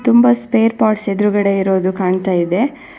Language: Kannada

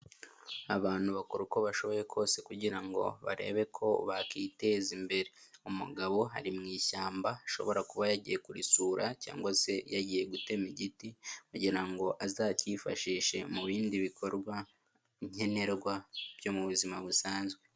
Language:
Kinyarwanda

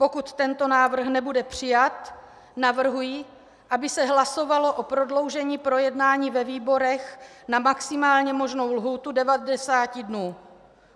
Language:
Czech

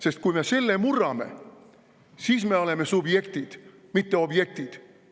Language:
Estonian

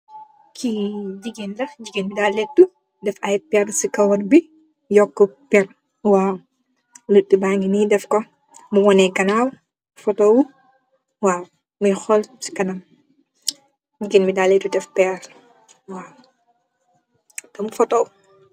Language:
Wolof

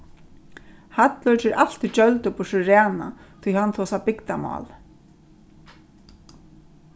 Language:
Faroese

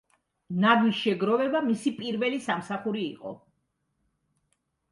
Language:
Georgian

